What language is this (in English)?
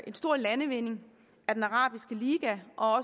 Danish